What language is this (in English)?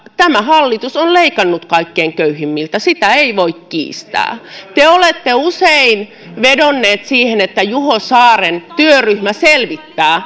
Finnish